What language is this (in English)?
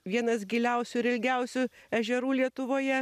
Lithuanian